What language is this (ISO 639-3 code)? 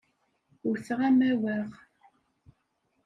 kab